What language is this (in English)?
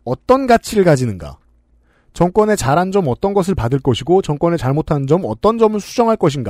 Korean